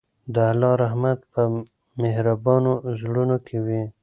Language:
Pashto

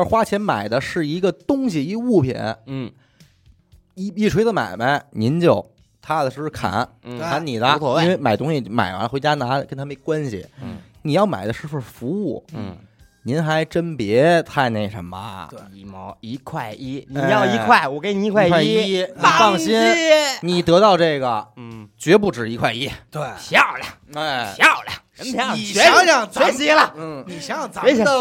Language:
Chinese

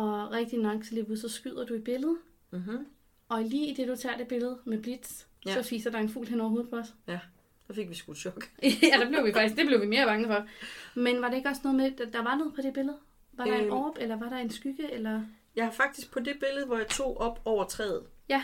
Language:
Danish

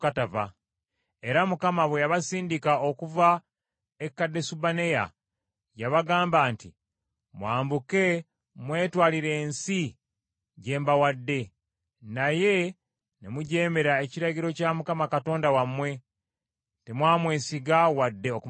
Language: Ganda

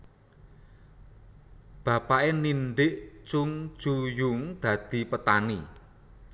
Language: Javanese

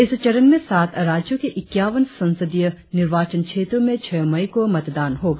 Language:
Hindi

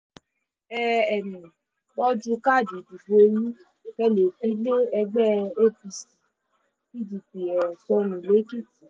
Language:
Yoruba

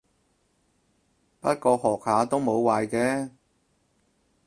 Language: Cantonese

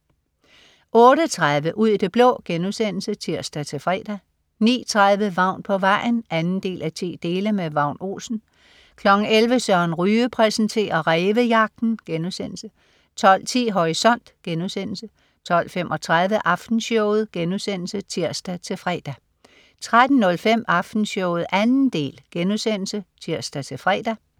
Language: Danish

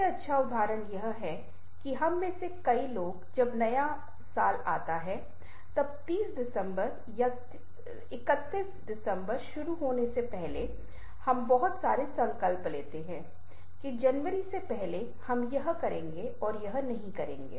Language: Hindi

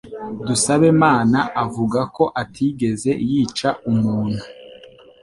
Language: Kinyarwanda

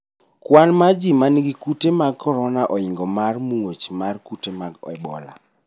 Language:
Luo (Kenya and Tanzania)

